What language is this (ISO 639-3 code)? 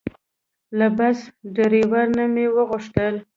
pus